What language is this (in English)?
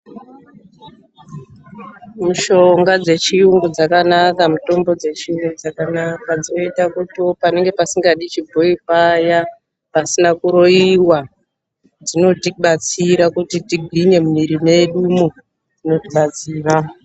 Ndau